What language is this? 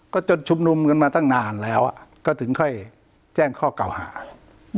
Thai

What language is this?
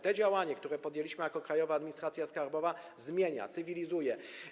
Polish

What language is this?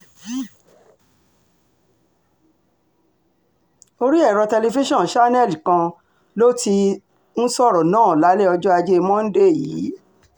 Yoruba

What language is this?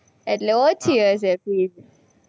Gujarati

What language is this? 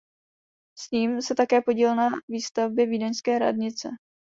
Czech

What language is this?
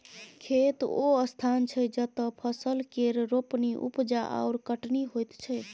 Maithili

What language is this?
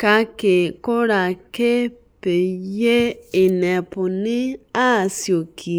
Masai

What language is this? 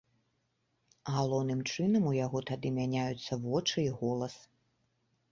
Belarusian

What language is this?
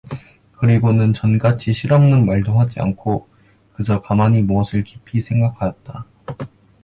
Korean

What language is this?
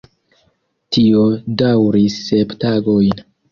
Esperanto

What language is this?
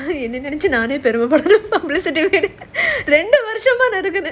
English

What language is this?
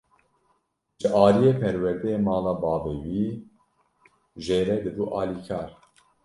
Kurdish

